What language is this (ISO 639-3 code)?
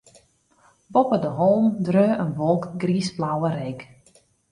fry